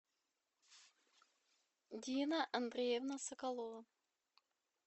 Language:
Russian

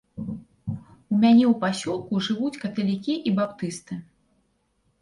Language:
Belarusian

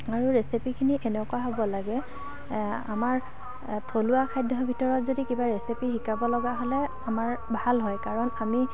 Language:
Assamese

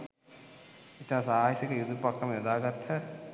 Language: Sinhala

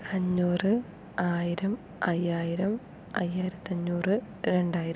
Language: Malayalam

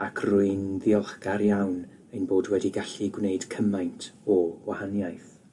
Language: Welsh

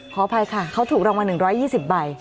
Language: Thai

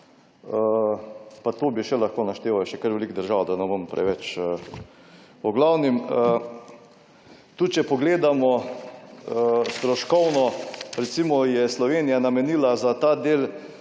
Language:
Slovenian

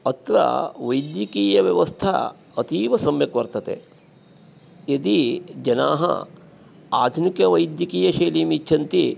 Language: Sanskrit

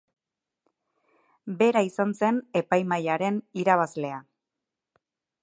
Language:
Basque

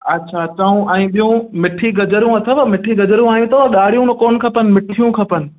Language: Sindhi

